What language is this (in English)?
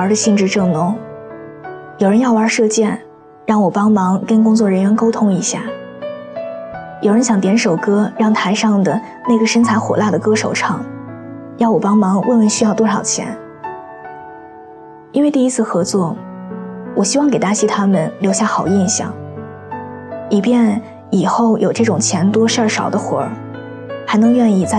Chinese